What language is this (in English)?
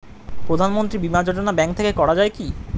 Bangla